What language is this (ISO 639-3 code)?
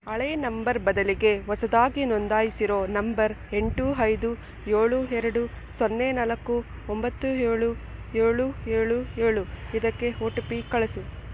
kan